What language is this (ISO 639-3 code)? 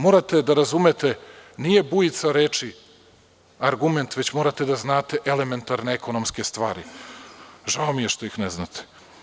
srp